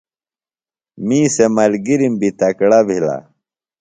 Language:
Phalura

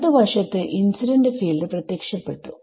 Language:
Malayalam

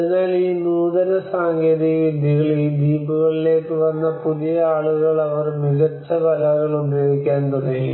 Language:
Malayalam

